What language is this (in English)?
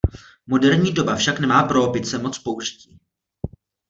Czech